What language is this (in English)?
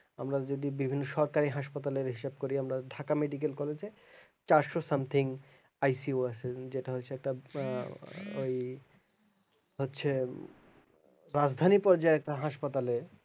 Bangla